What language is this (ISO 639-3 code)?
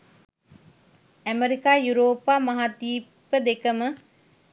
sin